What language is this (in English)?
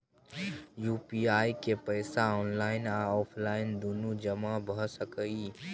Maithili